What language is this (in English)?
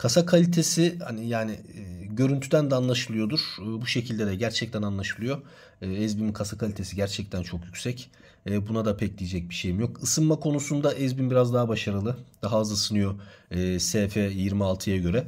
Turkish